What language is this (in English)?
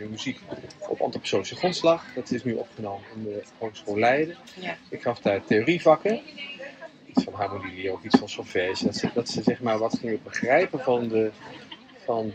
Dutch